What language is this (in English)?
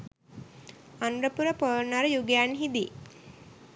Sinhala